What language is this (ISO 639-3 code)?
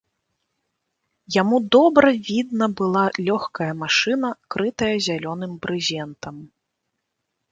bel